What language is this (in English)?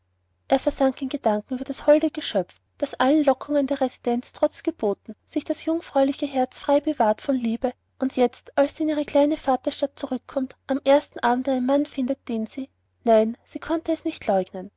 German